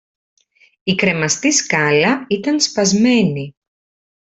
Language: Greek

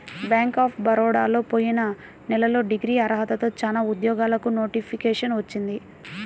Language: Telugu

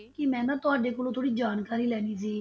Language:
Punjabi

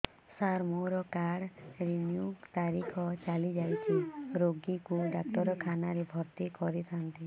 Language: Odia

